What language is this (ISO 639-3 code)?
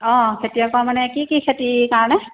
asm